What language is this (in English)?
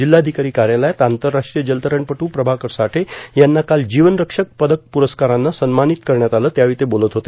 Marathi